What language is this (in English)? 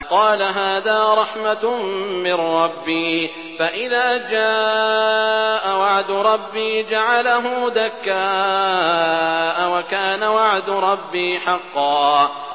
Arabic